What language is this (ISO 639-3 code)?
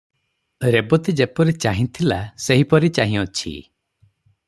ori